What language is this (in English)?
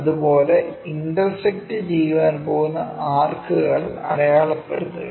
Malayalam